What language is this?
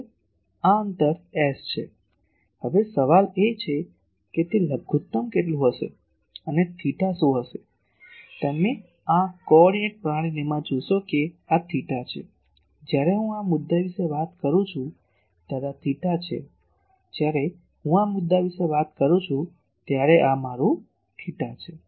Gujarati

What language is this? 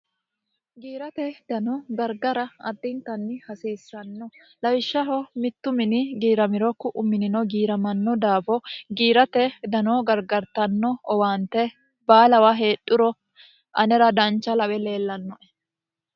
Sidamo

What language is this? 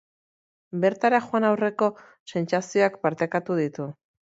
Basque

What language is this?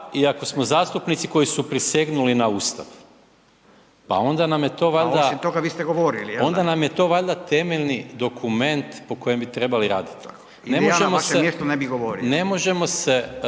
Croatian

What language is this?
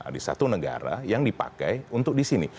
Indonesian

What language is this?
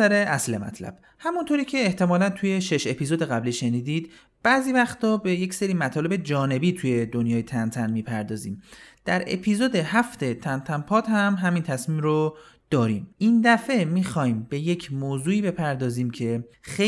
Persian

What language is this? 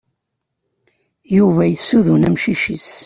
Kabyle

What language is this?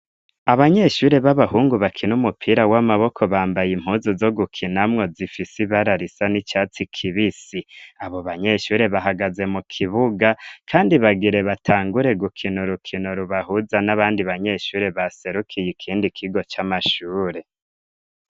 Rundi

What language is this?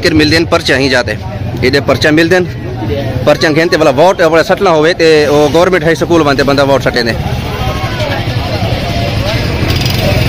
Arabic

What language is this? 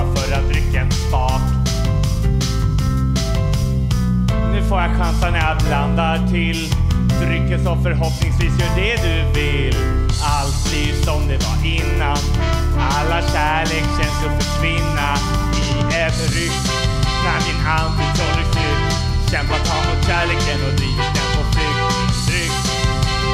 Swedish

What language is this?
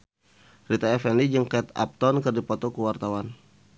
Sundanese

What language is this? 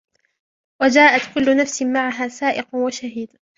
Arabic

